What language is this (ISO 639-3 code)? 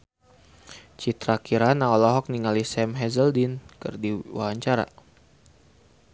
sun